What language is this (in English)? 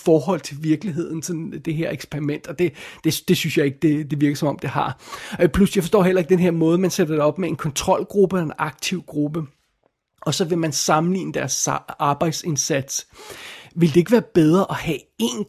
Danish